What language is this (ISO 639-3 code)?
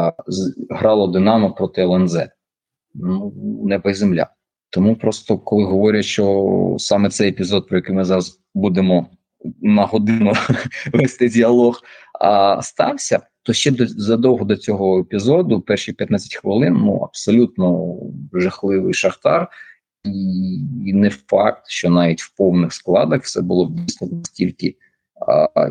ukr